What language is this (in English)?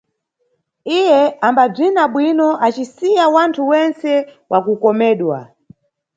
Nyungwe